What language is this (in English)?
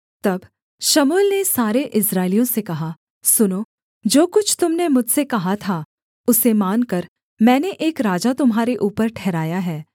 Hindi